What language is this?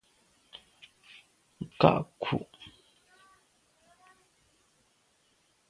Medumba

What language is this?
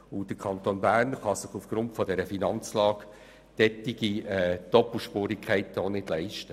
Swiss German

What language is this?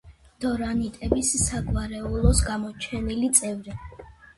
Georgian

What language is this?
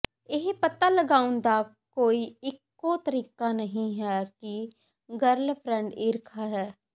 Punjabi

